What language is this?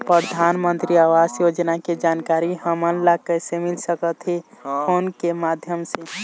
Chhattisgarhi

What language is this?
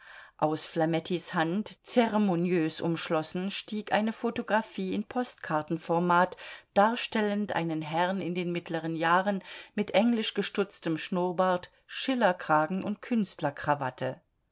German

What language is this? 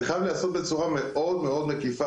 Hebrew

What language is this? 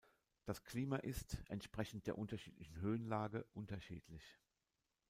German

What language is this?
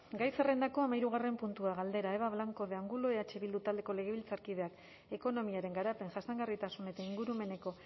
Basque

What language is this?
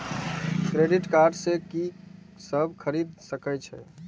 Maithili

